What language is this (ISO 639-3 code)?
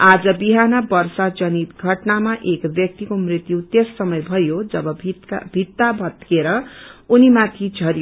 nep